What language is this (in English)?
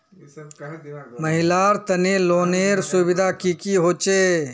Magahi